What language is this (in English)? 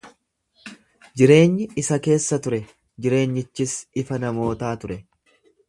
Oromo